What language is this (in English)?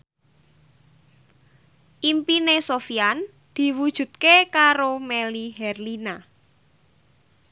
Javanese